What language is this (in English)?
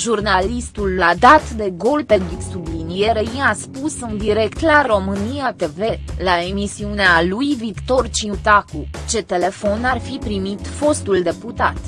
Romanian